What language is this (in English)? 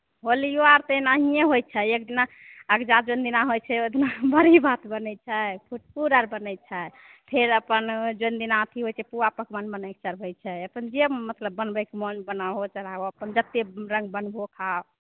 Maithili